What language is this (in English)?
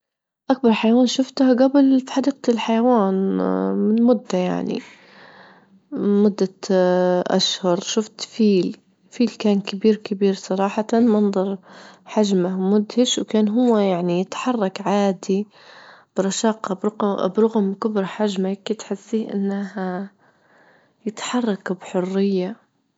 Libyan Arabic